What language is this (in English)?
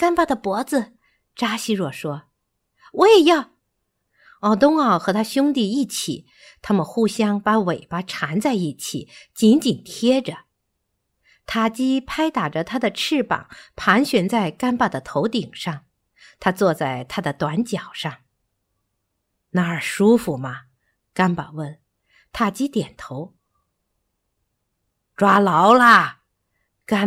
Chinese